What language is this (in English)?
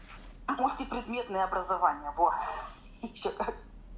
Russian